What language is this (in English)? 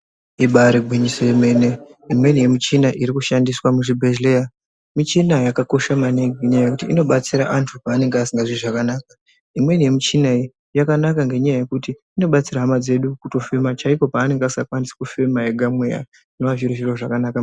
Ndau